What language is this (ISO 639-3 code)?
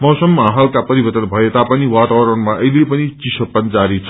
nep